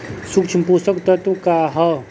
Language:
Bhojpuri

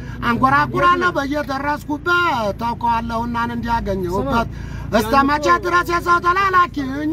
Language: Romanian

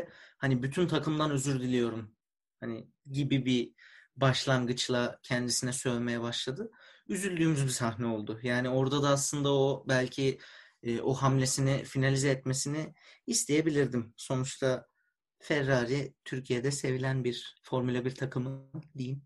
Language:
Turkish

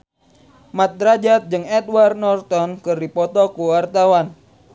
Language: Sundanese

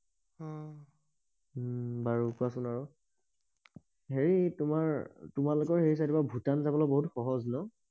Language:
Assamese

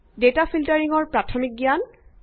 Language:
Assamese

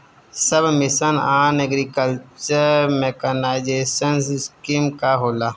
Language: Bhojpuri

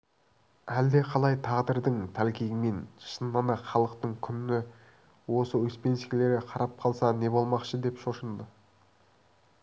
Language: Kazakh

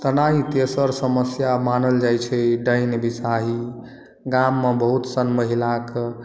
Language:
Maithili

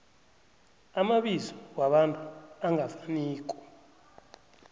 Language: South Ndebele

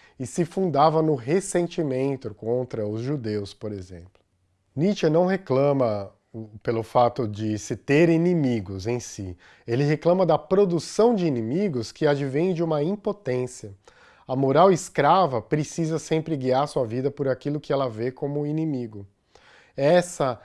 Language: Portuguese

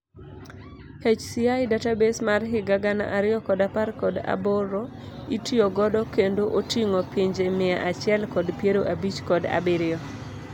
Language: Luo (Kenya and Tanzania)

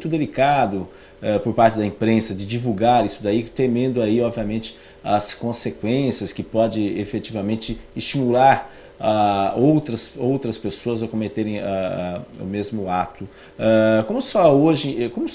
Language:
Portuguese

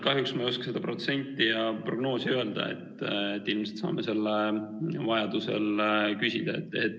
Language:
Estonian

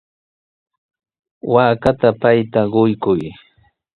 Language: Sihuas Ancash Quechua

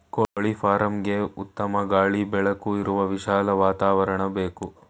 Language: Kannada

